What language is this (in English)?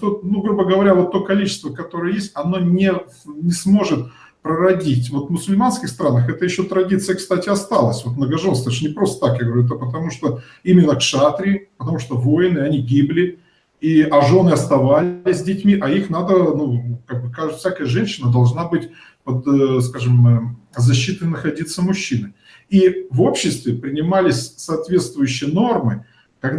Russian